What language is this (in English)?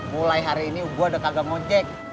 Indonesian